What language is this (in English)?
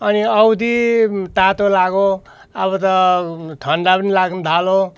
Nepali